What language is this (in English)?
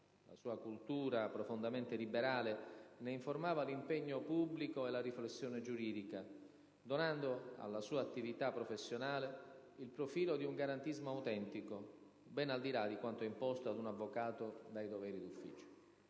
Italian